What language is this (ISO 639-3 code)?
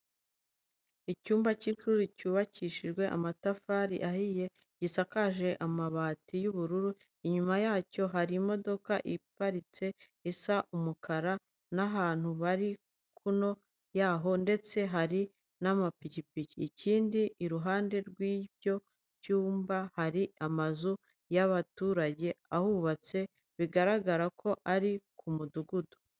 kin